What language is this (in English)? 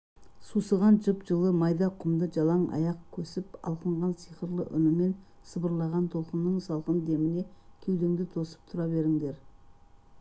Kazakh